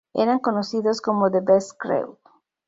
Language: Spanish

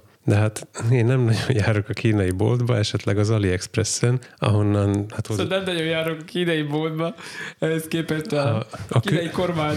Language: Hungarian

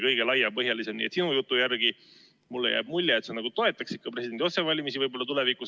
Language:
Estonian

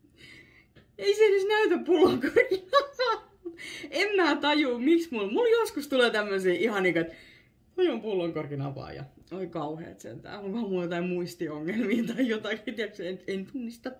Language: Finnish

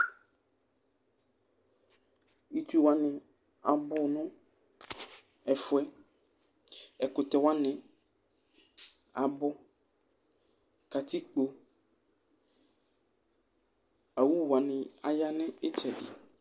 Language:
Ikposo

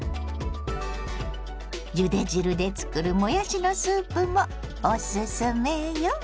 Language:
Japanese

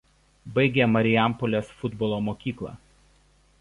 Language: Lithuanian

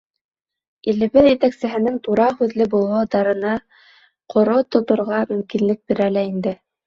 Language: Bashkir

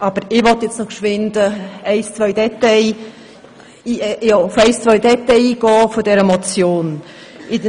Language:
Swiss German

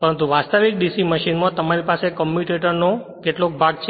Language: Gujarati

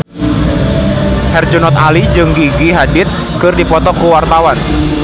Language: Sundanese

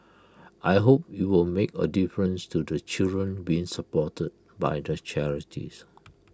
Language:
English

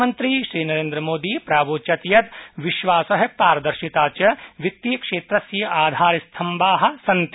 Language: Sanskrit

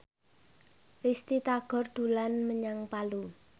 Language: Javanese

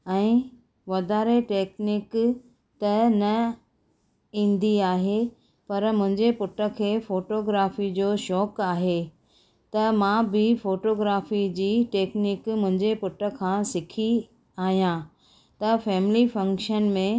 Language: Sindhi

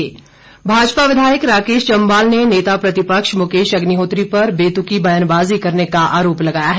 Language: Hindi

